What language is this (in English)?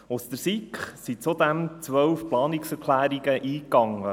Swiss German